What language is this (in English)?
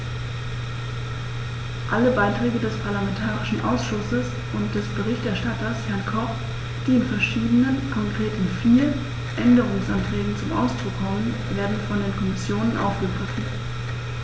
German